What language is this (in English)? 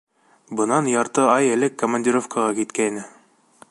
Bashkir